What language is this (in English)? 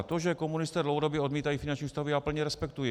Czech